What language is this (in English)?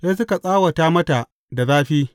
Hausa